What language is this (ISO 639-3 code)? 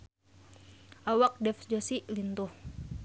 sun